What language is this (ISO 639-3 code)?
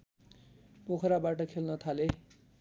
nep